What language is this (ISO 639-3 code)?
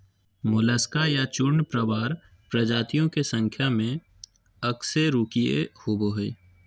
mag